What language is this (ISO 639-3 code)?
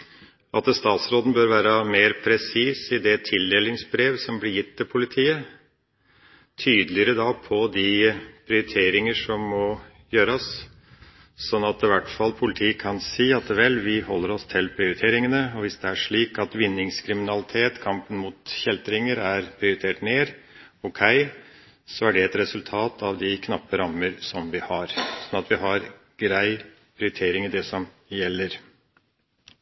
nob